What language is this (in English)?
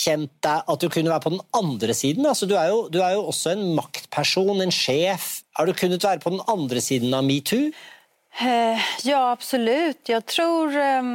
Swedish